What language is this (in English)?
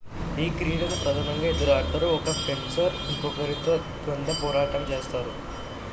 Telugu